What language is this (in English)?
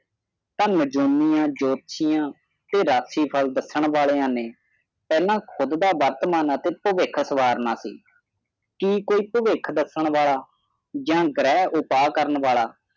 Punjabi